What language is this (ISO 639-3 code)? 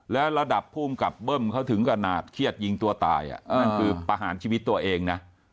tha